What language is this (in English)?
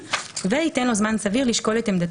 Hebrew